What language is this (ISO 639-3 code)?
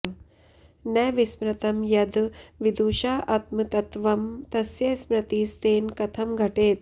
san